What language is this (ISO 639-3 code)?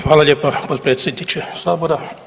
hrv